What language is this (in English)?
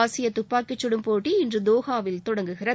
Tamil